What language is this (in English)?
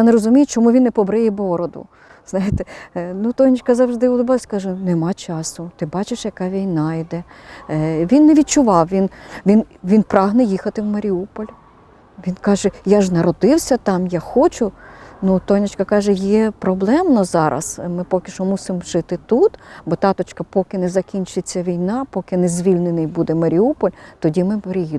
Ukrainian